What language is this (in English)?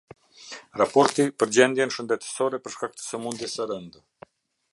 Albanian